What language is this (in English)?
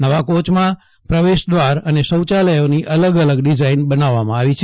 Gujarati